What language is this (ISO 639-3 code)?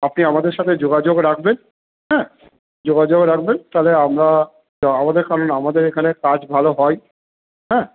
ben